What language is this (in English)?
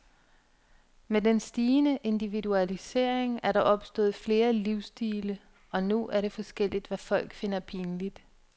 Danish